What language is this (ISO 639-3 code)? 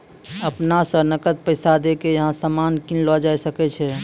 mai